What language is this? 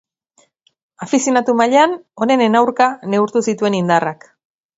Basque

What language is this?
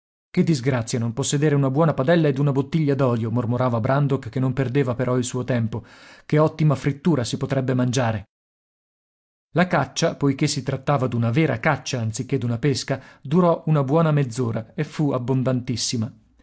Italian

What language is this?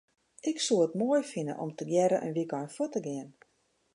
Western Frisian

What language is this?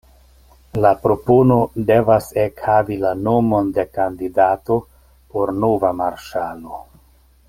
Esperanto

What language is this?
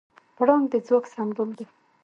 Pashto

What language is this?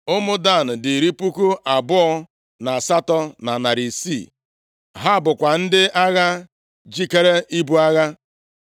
Igbo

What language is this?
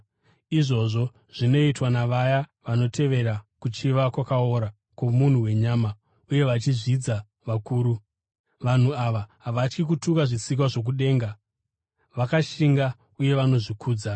Shona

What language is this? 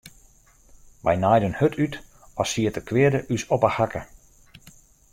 Western Frisian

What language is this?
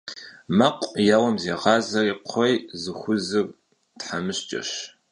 Kabardian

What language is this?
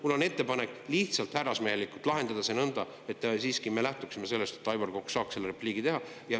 Estonian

